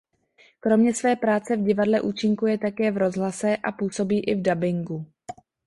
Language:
Czech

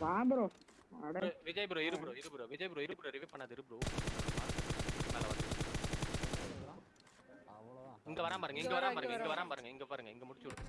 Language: Hindi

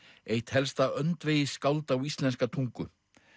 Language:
Icelandic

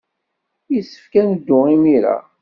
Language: Kabyle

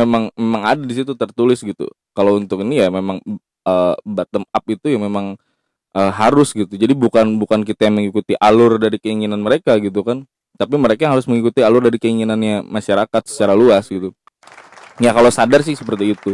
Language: Indonesian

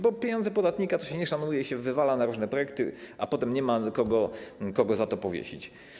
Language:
Polish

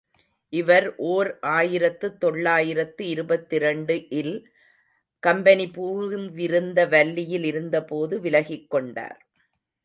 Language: Tamil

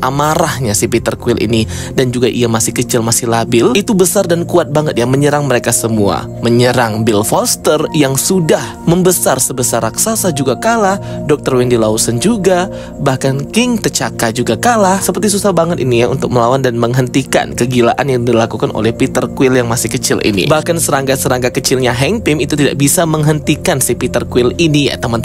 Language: Indonesian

